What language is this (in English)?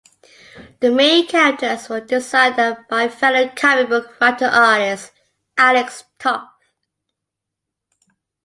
English